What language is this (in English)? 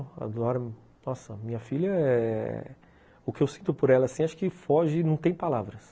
Portuguese